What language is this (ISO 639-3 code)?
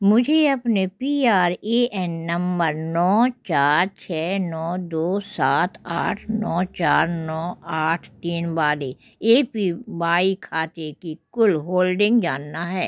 hin